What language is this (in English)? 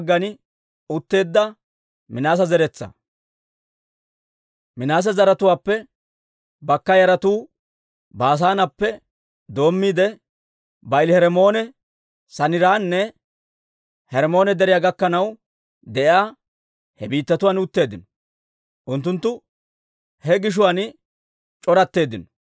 Dawro